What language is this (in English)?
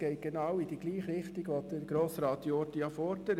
Swiss German